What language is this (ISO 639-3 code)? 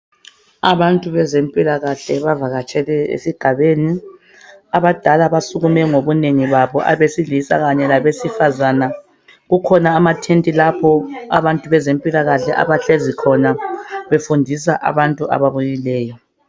nde